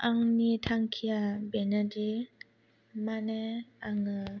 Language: Bodo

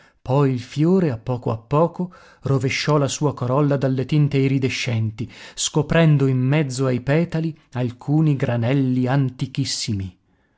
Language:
Italian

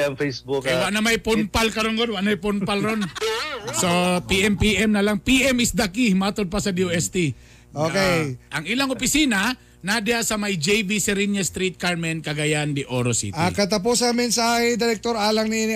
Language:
Filipino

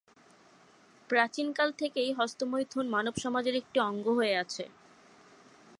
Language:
Bangla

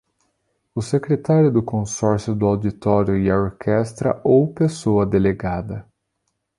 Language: Portuguese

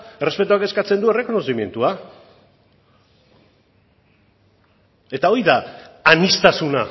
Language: Basque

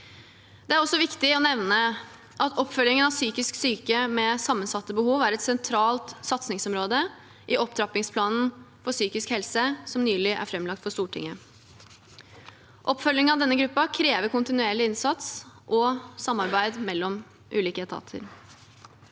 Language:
Norwegian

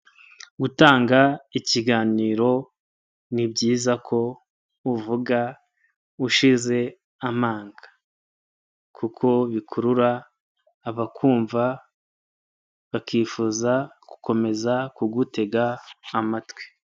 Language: Kinyarwanda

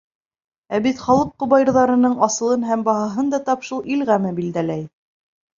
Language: Bashkir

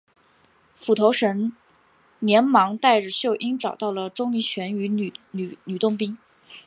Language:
Chinese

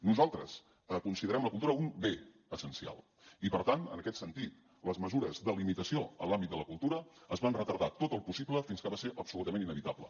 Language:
Catalan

